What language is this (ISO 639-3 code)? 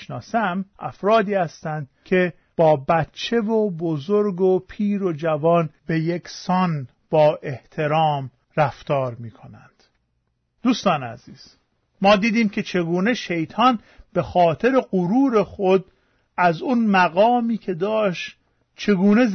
fas